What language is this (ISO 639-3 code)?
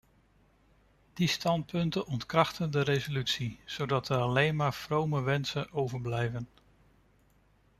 nld